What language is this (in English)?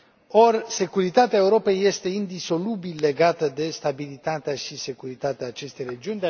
Romanian